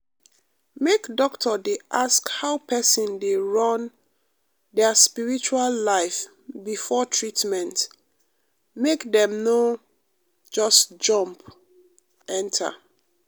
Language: Nigerian Pidgin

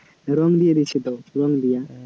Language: Bangla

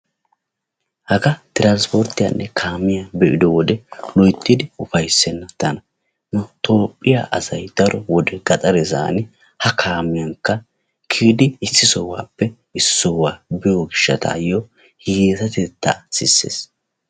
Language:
Wolaytta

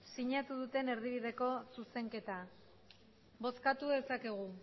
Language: Basque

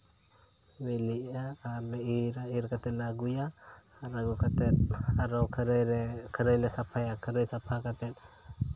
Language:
Santali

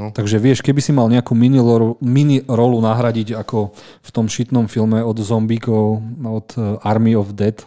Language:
Slovak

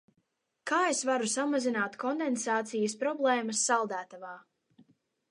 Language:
Latvian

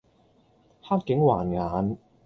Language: Cantonese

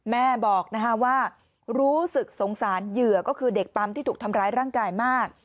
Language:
Thai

